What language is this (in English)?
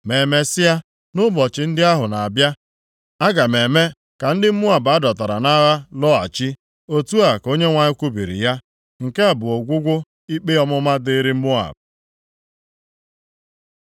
Igbo